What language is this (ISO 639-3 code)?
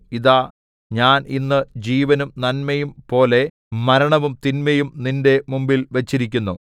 mal